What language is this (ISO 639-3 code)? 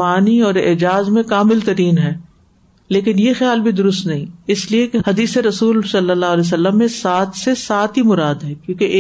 urd